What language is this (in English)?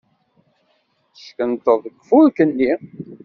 Kabyle